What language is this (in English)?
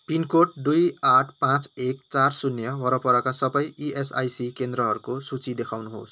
Nepali